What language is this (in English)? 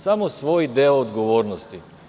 Serbian